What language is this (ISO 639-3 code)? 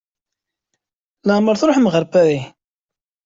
kab